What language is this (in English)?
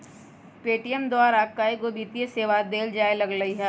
Magahi